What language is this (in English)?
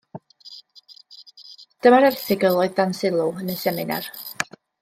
Welsh